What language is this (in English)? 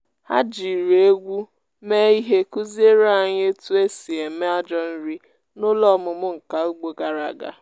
Igbo